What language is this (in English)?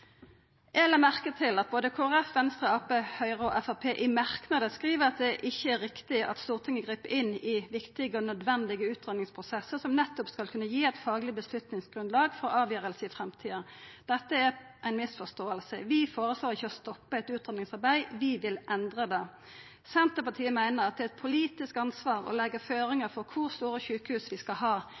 Norwegian Nynorsk